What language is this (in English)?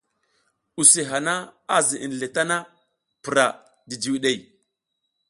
South Giziga